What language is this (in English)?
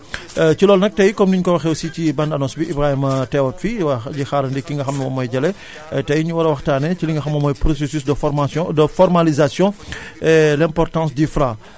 Wolof